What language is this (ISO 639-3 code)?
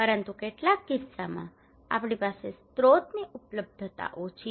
guj